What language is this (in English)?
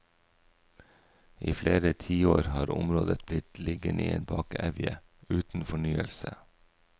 Norwegian